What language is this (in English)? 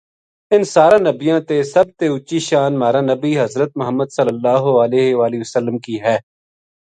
Gujari